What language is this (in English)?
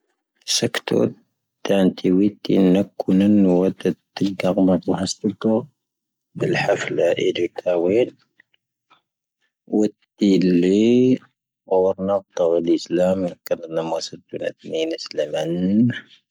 Tahaggart Tamahaq